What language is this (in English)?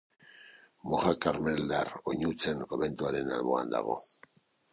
Basque